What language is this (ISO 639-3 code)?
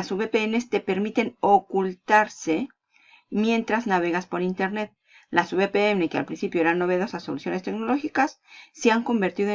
spa